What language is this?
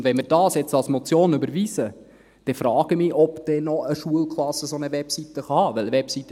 Swiss German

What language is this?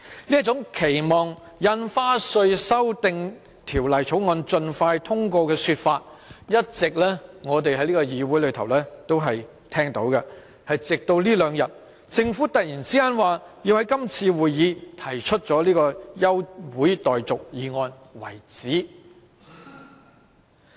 Cantonese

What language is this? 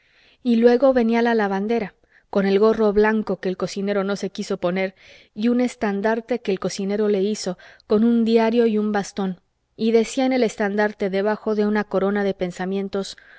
Spanish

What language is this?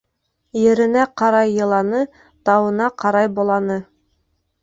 Bashkir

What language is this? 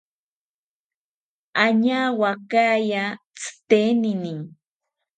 South Ucayali Ashéninka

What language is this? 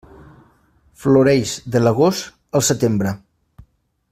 Catalan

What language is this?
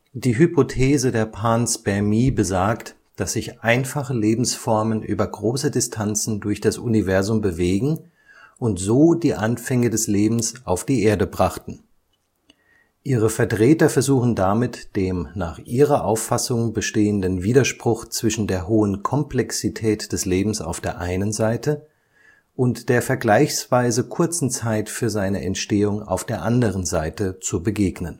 German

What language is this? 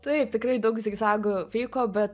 Lithuanian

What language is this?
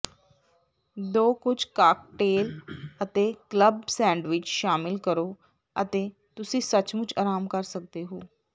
Punjabi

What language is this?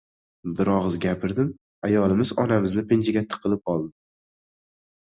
Uzbek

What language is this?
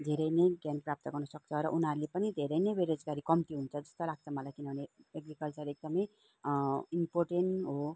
Nepali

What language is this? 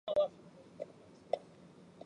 Chinese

